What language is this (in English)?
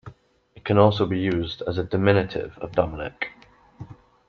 English